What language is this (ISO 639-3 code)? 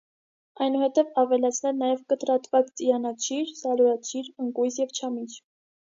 hye